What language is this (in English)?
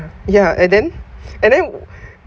English